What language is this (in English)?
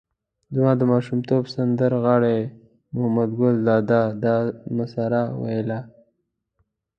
Pashto